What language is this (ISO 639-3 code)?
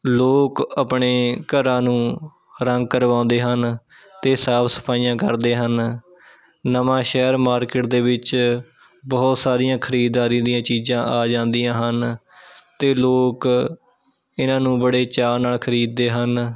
pan